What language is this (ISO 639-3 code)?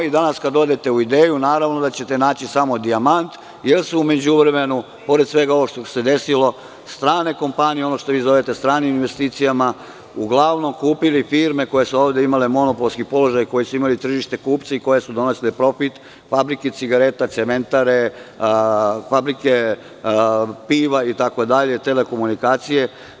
srp